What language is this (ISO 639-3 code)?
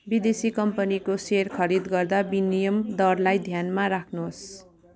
nep